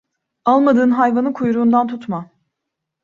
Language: Turkish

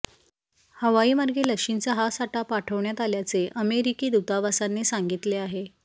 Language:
Marathi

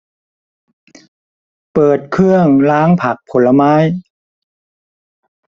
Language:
Thai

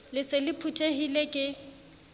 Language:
Southern Sotho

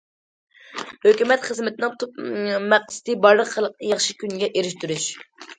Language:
Uyghur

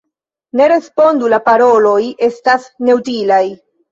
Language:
Esperanto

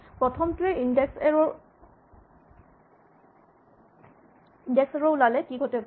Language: Assamese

